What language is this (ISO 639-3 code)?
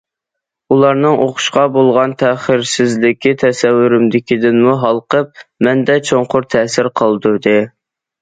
uig